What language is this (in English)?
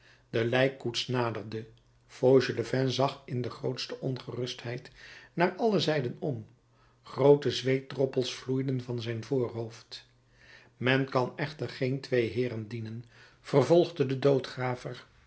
Dutch